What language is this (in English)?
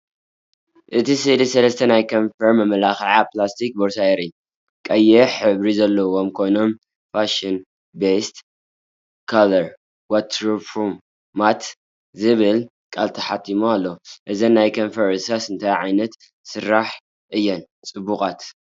Tigrinya